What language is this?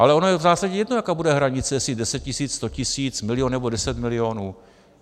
Czech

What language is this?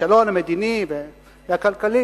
Hebrew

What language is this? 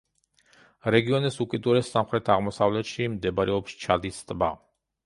Georgian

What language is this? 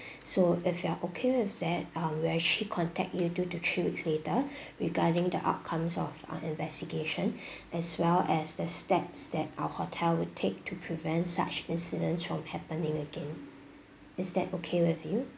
English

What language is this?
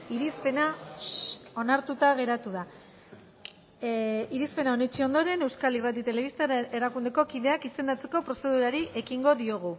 Basque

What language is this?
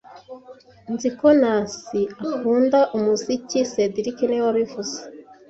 Kinyarwanda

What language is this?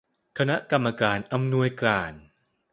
Thai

